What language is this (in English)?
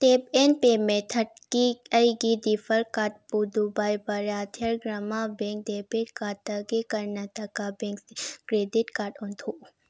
Manipuri